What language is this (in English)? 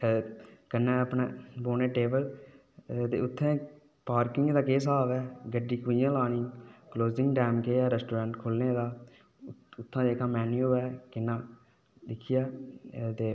Dogri